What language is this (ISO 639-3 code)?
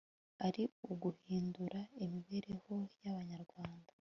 kin